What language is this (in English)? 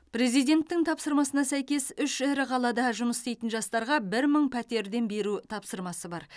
Kazakh